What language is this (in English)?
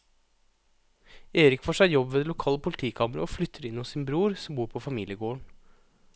Norwegian